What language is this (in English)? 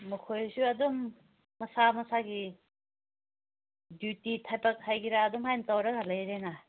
Manipuri